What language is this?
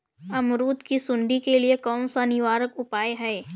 Hindi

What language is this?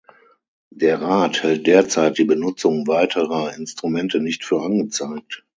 German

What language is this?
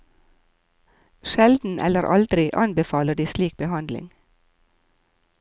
Norwegian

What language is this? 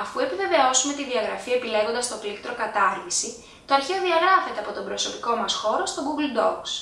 Greek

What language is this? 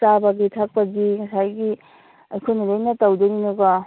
Manipuri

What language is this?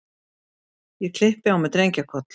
Icelandic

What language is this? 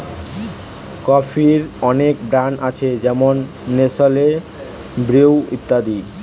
Bangla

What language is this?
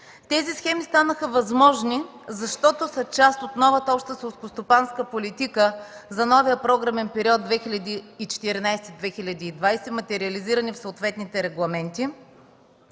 Bulgarian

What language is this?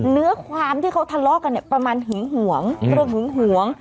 Thai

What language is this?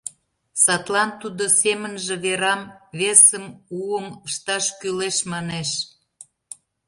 Mari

